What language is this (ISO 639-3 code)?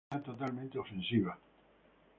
spa